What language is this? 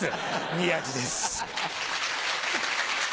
Japanese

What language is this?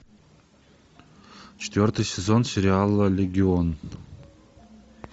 Russian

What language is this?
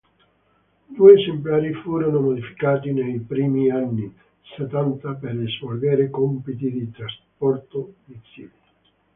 Italian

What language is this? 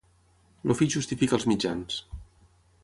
Catalan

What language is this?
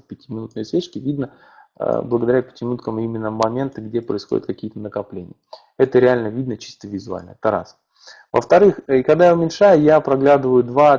Russian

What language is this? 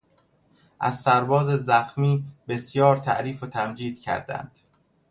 Persian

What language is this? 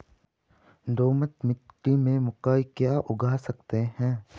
Hindi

